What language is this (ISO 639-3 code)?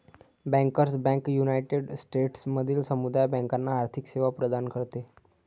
mar